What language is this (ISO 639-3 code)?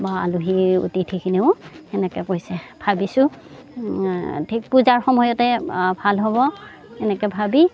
asm